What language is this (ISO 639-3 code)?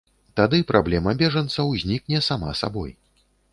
bel